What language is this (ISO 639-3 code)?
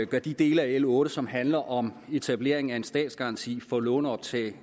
dan